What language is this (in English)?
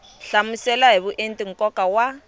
Tsonga